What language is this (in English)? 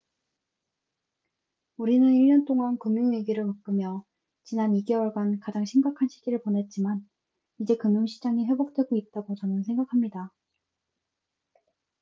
Korean